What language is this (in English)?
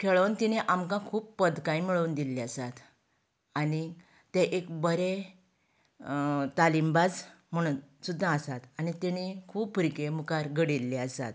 Konkani